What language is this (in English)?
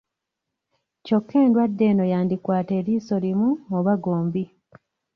Ganda